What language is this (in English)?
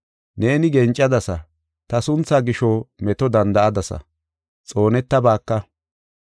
Gofa